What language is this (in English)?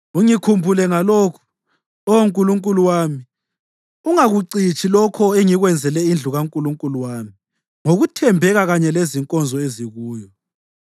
North Ndebele